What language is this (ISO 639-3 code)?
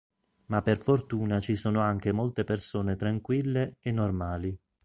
ita